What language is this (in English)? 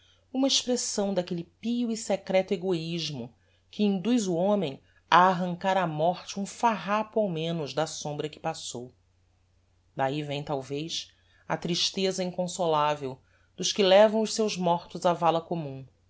Portuguese